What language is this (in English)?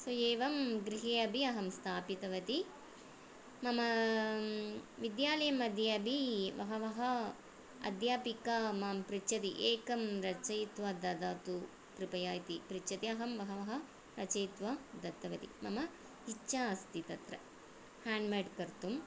Sanskrit